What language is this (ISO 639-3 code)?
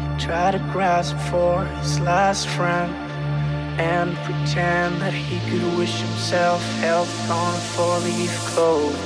ell